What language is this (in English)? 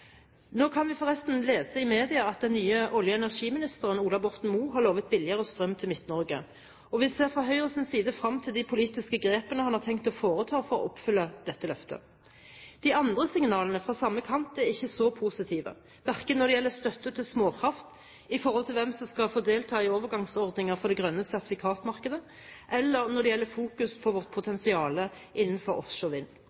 Norwegian Bokmål